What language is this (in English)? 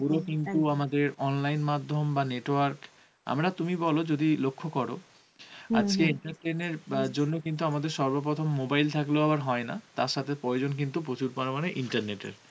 Bangla